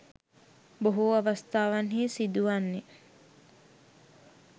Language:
Sinhala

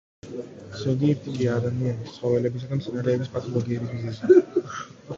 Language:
Georgian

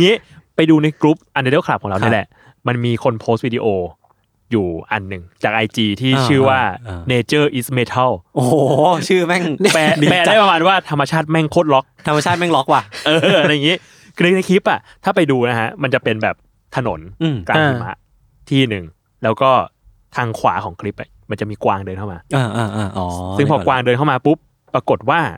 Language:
Thai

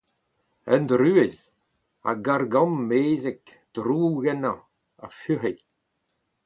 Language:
Breton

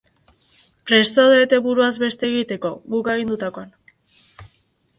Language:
Basque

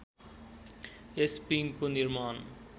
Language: Nepali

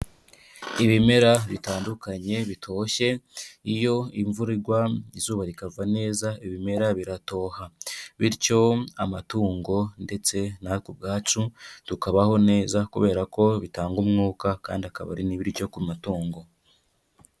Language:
Kinyarwanda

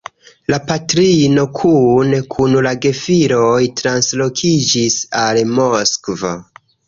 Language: Esperanto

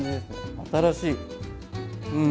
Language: Japanese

